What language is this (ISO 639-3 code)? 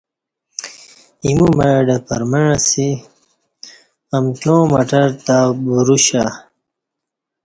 bsh